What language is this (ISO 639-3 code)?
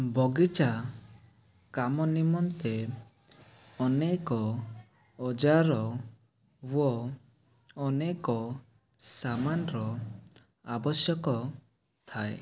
ori